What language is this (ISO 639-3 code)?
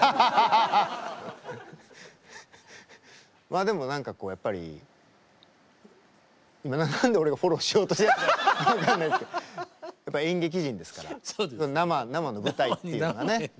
jpn